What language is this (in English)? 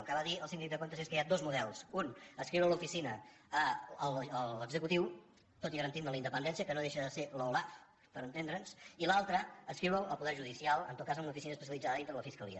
Catalan